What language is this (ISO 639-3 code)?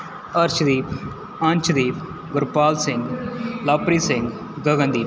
pan